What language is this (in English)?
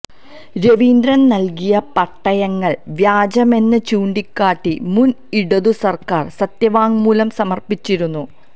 Malayalam